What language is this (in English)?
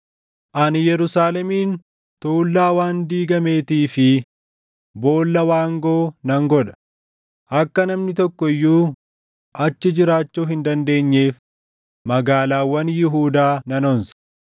Oromo